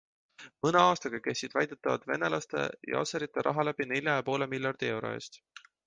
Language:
Estonian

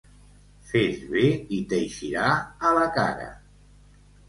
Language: Catalan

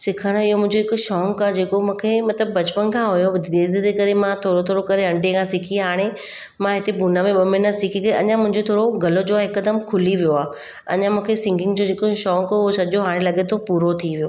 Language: Sindhi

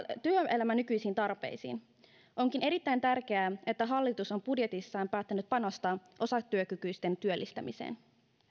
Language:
Finnish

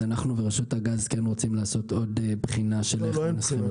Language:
Hebrew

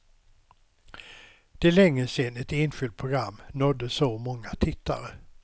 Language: Swedish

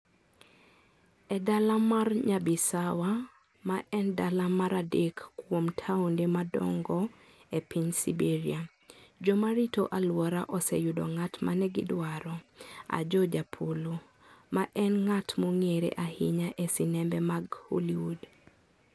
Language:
Luo (Kenya and Tanzania)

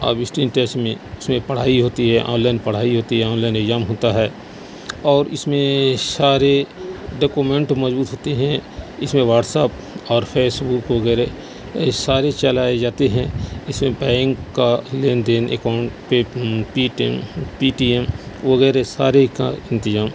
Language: Urdu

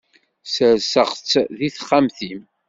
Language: Kabyle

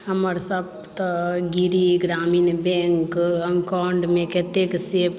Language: Maithili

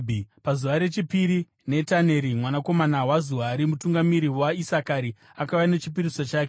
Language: Shona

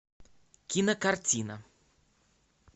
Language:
Russian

